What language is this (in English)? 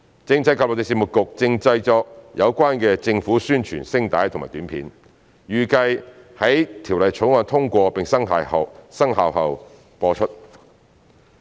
Cantonese